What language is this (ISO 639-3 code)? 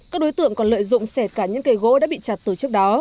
vie